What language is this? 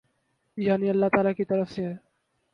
Urdu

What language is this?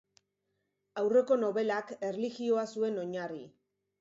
Basque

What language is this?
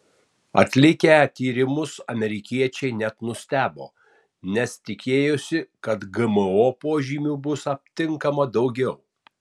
Lithuanian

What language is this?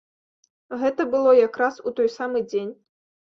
Belarusian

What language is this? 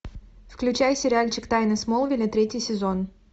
Russian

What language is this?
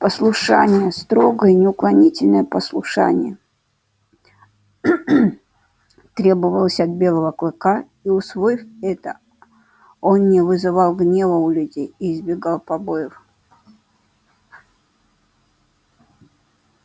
Russian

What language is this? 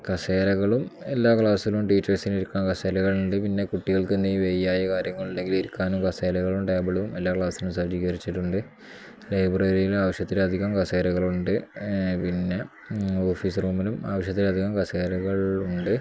Malayalam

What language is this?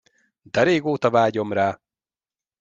Hungarian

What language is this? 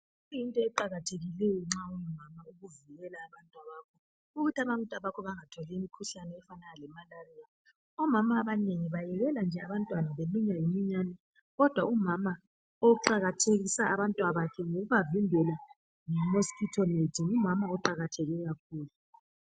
North Ndebele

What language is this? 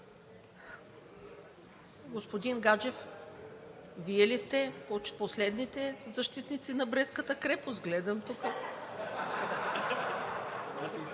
Bulgarian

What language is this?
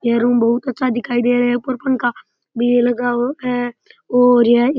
Rajasthani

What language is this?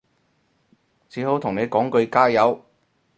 Cantonese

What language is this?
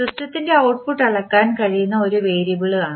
Malayalam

